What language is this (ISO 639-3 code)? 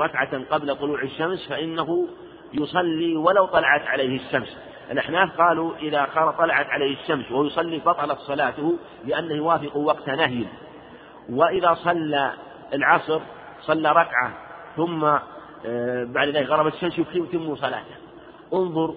ara